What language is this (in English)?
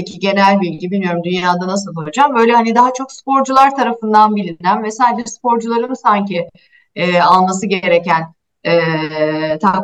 Turkish